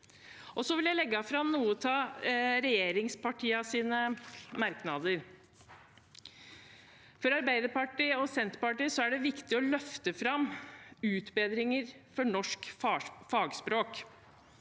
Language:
Norwegian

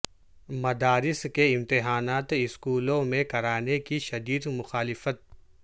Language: Urdu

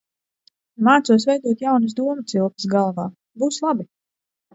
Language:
Latvian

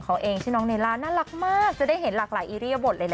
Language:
Thai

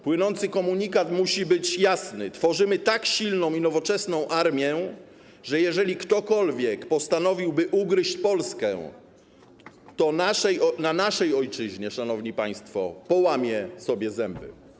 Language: Polish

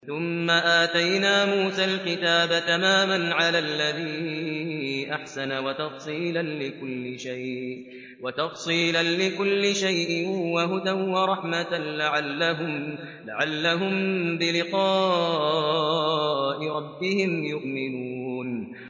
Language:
Arabic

